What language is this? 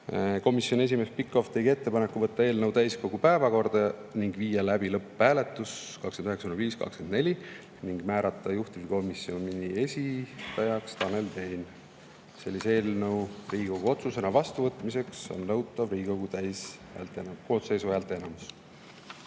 Estonian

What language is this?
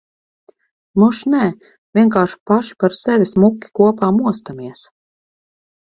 Latvian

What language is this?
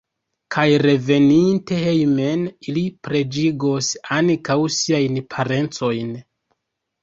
Esperanto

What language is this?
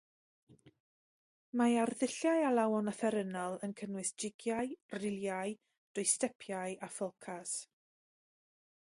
Welsh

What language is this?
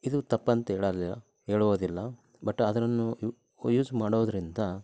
Kannada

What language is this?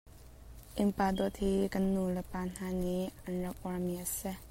Hakha Chin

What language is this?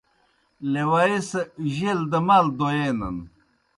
Kohistani Shina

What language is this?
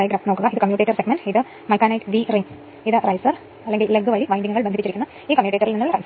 Malayalam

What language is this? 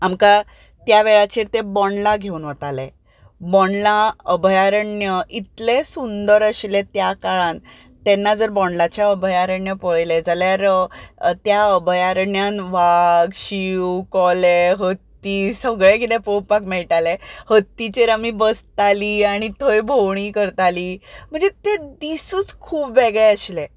Konkani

